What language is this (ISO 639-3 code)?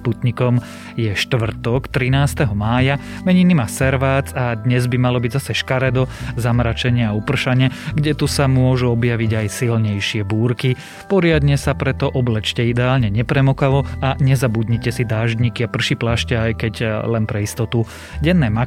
slk